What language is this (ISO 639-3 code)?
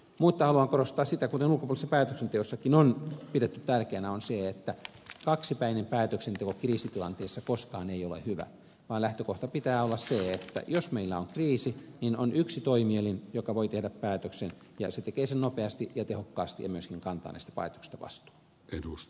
fin